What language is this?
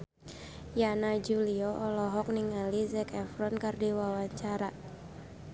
Sundanese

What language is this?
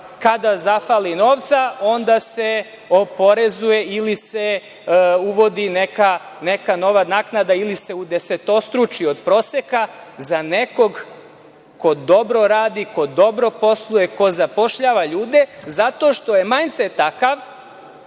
Serbian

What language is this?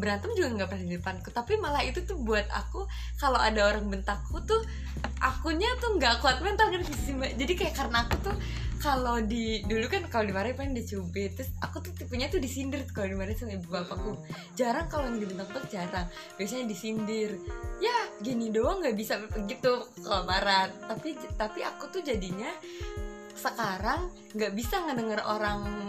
Indonesian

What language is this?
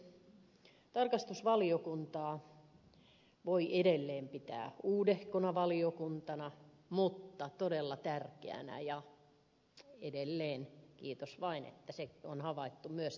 Finnish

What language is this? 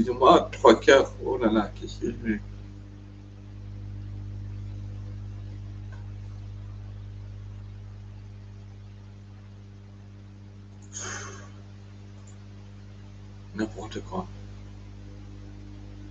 French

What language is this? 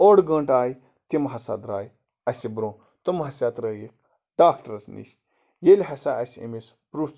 Kashmiri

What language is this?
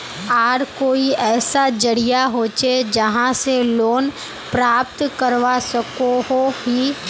Magahi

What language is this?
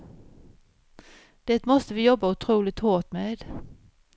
Swedish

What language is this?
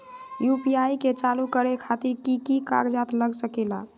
Magahi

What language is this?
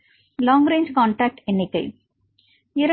Tamil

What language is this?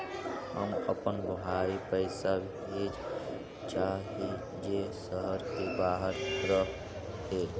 Magahi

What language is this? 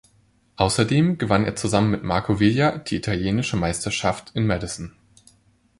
German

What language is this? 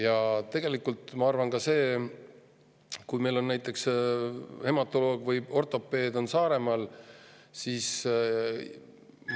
Estonian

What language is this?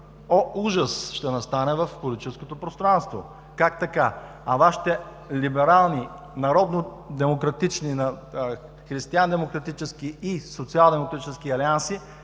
Bulgarian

